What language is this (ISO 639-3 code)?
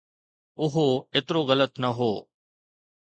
snd